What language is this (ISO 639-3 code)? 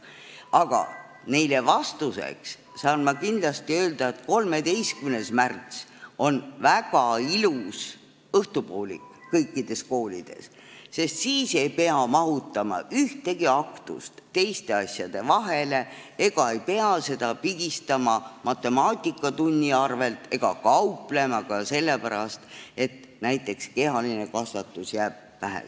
est